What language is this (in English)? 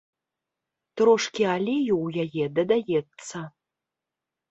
Belarusian